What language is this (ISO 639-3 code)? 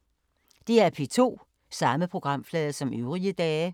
dan